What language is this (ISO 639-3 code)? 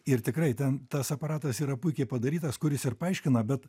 lit